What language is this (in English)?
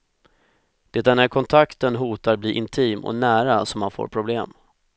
Swedish